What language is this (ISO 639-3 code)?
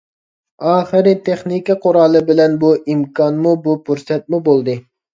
uig